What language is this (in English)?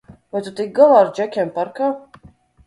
Latvian